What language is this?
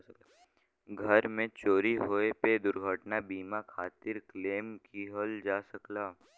Bhojpuri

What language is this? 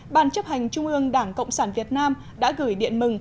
Vietnamese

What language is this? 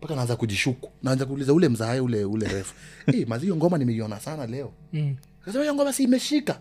Swahili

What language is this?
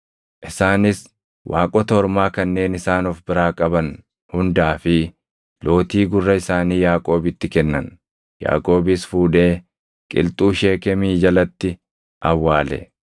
Oromo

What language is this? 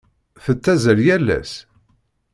Kabyle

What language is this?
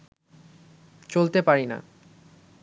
Bangla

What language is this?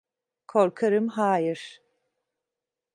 Turkish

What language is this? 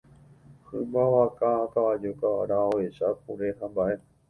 Guarani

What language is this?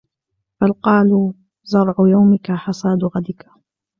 Arabic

